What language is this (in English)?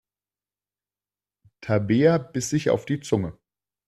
German